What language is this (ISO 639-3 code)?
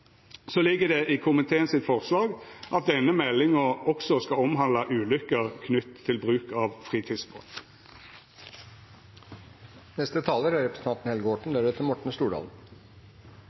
nno